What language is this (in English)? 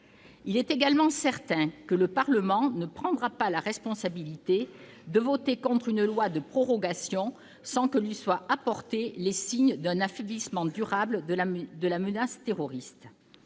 French